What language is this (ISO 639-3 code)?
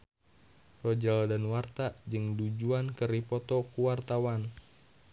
sun